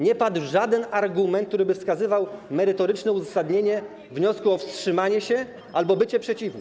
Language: Polish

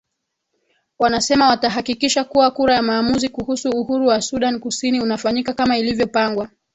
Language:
Swahili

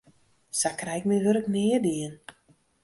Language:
Western Frisian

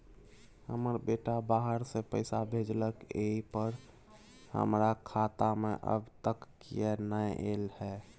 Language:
Maithili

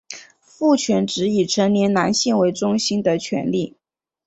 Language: Chinese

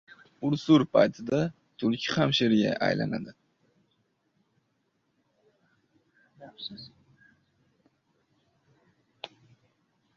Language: Uzbek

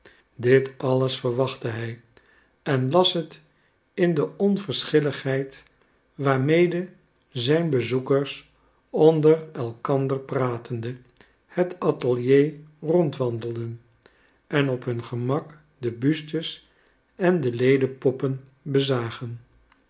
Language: Dutch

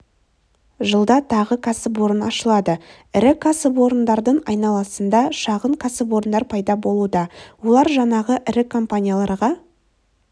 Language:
Kazakh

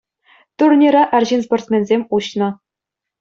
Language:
Chuvash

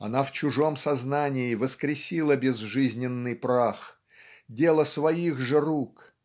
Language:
Russian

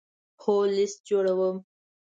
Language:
Pashto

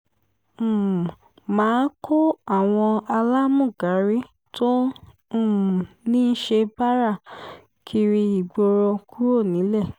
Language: Yoruba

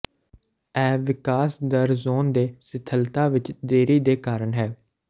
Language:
Punjabi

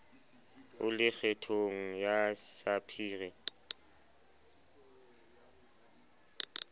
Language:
Southern Sotho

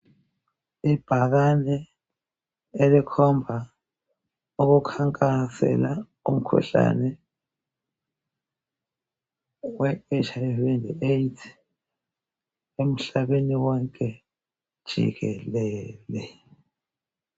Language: North Ndebele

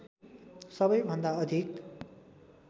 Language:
Nepali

